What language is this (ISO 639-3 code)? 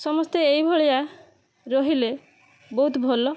ori